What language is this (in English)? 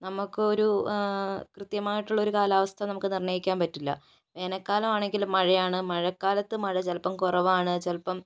Malayalam